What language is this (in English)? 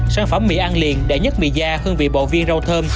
Vietnamese